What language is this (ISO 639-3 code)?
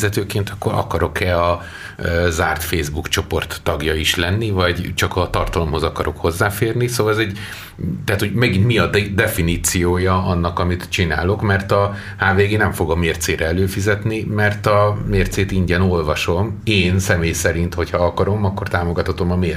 hun